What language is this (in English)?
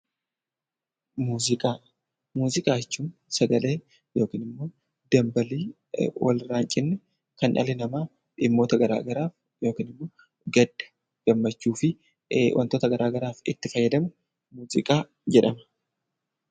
Oromo